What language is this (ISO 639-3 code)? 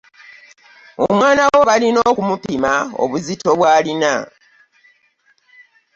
lug